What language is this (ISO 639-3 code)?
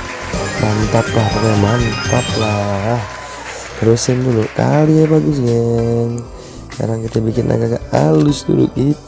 ind